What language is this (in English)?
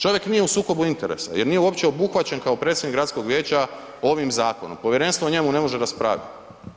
Croatian